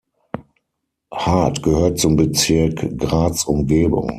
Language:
German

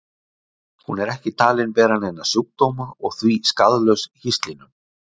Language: Icelandic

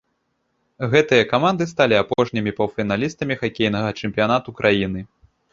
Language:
Belarusian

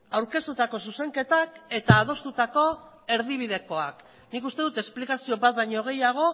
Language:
Basque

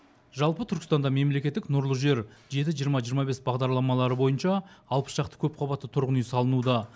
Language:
Kazakh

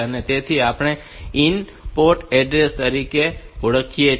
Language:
Gujarati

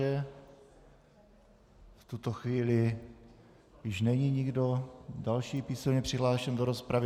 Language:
Czech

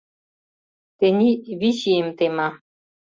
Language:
Mari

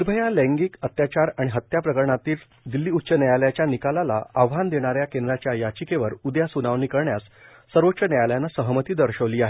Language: Marathi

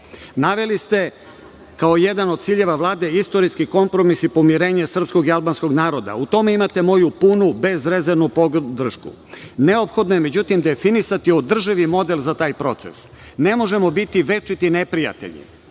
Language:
Serbian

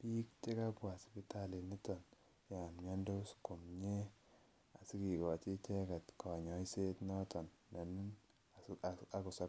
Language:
Kalenjin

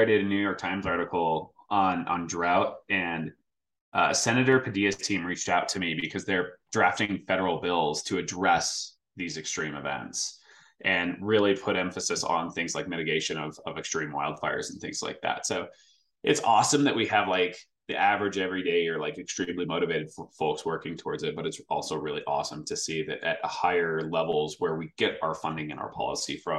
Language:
English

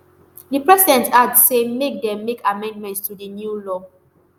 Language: Nigerian Pidgin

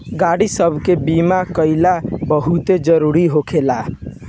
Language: Bhojpuri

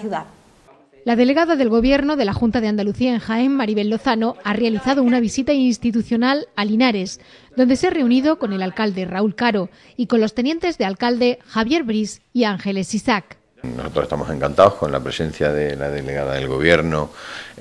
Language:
Spanish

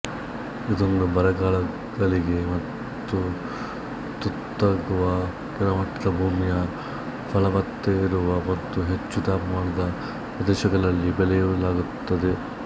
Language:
Kannada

